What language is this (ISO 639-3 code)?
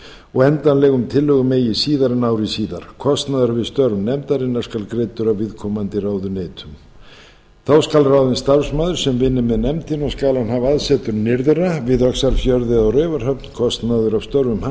isl